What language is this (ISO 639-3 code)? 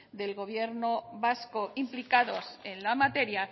spa